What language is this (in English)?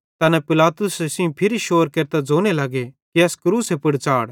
Bhadrawahi